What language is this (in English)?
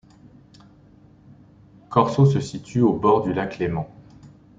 French